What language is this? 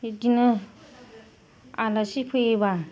Bodo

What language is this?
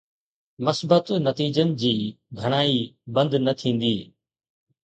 Sindhi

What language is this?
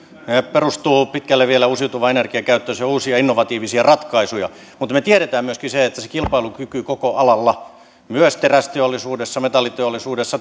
Finnish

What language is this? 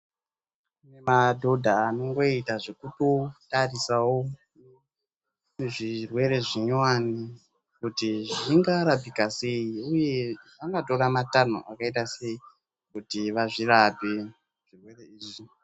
Ndau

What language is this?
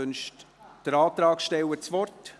Swiss German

